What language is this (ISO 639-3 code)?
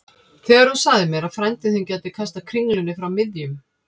isl